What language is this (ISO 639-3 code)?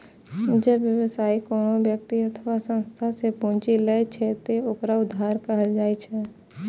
mai